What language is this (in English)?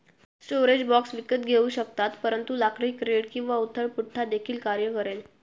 Marathi